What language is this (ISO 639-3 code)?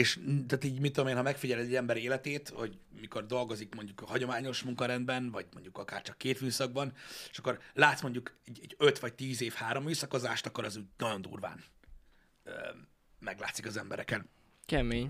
hun